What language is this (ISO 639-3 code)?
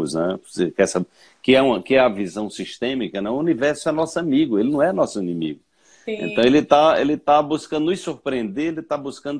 por